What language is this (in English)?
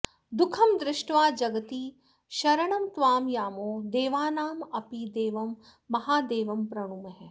Sanskrit